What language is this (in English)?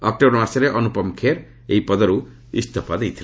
Odia